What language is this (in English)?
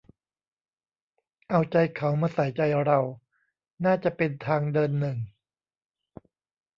Thai